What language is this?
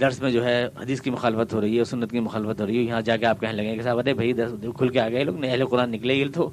Urdu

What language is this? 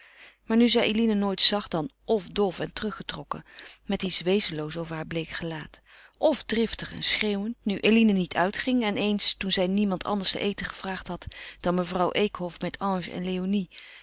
Dutch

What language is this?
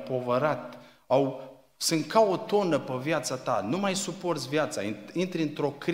Romanian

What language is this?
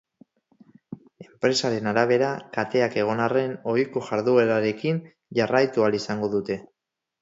Basque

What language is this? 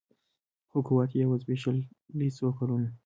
Pashto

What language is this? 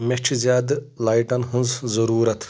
Kashmiri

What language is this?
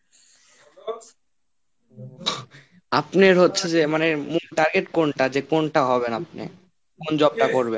Bangla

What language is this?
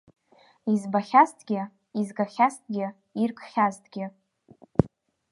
Abkhazian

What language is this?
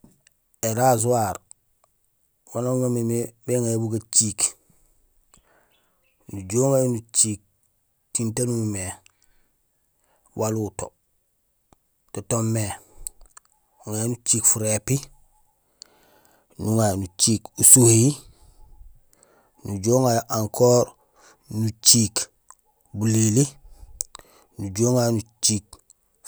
Gusilay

